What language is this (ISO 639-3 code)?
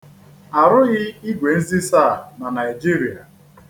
ibo